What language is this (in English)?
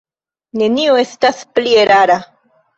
Esperanto